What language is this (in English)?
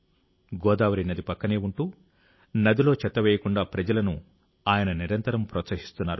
Telugu